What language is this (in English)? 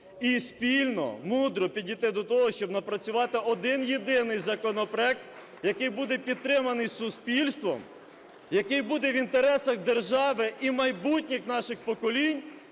Ukrainian